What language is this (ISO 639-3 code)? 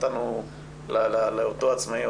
heb